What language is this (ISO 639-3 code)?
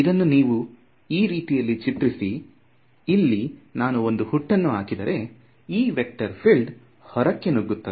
kan